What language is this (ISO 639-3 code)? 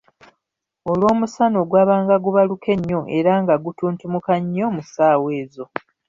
lug